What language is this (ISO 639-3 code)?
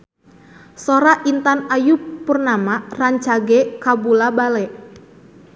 sun